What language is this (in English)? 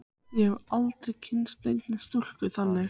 Icelandic